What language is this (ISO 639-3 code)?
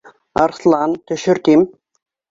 bak